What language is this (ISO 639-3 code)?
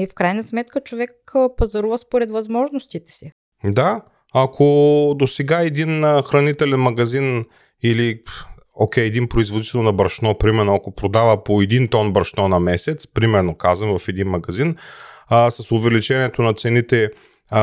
bul